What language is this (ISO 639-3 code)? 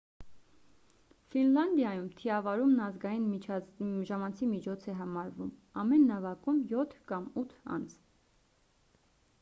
hye